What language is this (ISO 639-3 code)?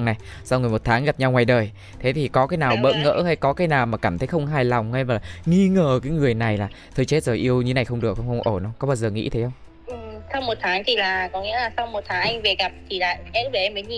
vie